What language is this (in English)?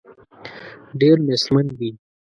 Pashto